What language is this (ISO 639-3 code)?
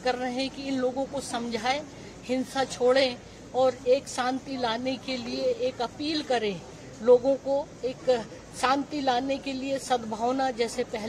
hin